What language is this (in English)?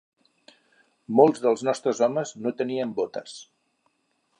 Catalan